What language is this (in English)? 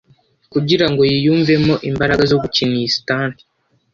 Kinyarwanda